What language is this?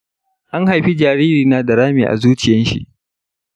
Hausa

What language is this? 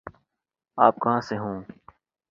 Urdu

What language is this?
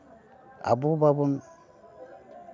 Santali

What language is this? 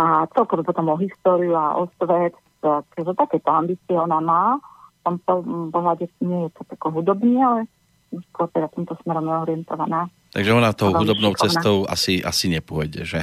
Slovak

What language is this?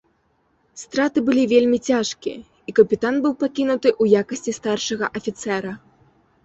Belarusian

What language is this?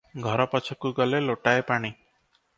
Odia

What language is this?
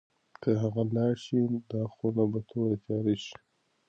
Pashto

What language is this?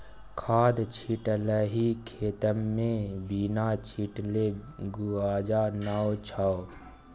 Maithili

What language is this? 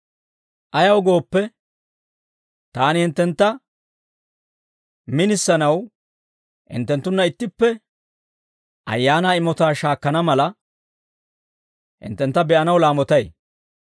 Dawro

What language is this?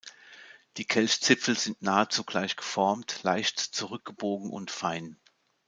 German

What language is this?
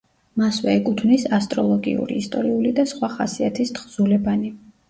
Georgian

